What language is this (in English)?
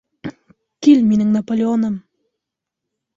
Bashkir